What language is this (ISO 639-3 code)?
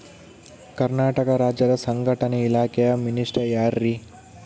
kan